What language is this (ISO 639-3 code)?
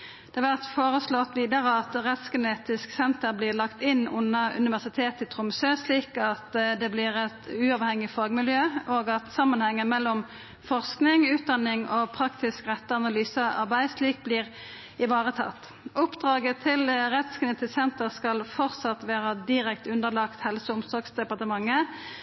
nno